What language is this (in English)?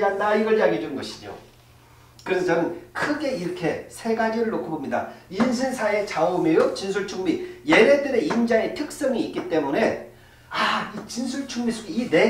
Korean